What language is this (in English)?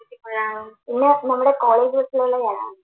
Malayalam